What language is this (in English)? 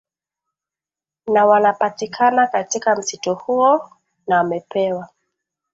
Swahili